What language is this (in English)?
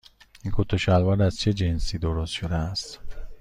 Persian